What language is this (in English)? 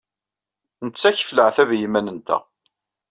Kabyle